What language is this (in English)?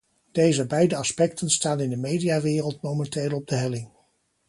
Dutch